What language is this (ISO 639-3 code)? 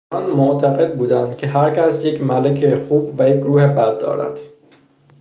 fas